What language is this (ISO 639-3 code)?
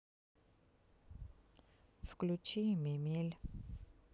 rus